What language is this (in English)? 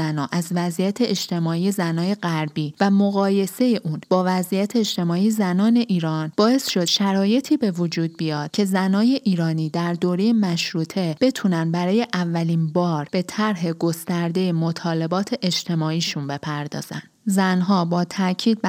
Persian